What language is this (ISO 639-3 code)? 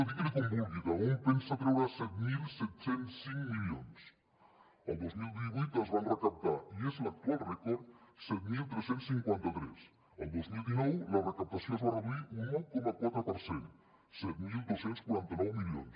cat